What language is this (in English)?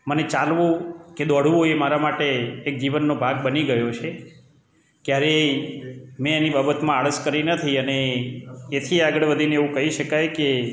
Gujarati